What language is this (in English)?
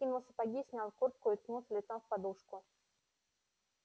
Russian